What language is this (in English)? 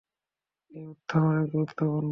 Bangla